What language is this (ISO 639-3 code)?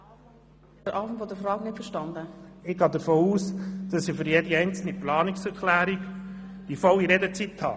gsw